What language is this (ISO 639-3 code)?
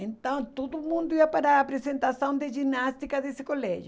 por